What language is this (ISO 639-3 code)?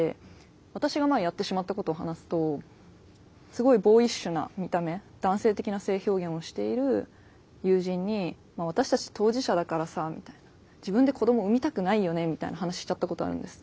jpn